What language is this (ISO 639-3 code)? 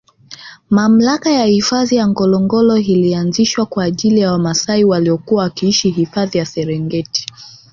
swa